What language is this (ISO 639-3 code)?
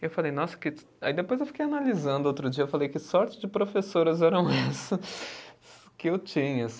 por